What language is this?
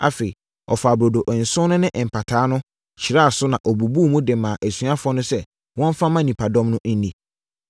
Akan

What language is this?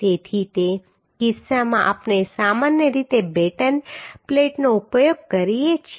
Gujarati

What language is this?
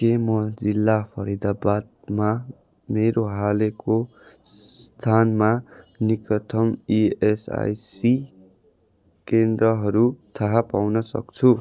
Nepali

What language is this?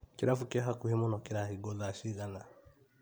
Kikuyu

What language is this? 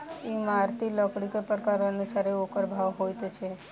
Maithili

